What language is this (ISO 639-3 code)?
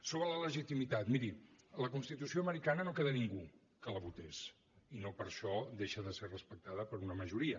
cat